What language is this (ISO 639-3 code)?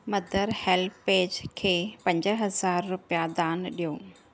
snd